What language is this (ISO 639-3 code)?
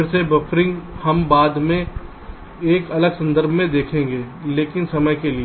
hin